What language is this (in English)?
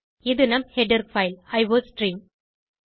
Tamil